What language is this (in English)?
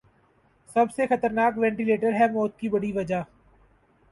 Urdu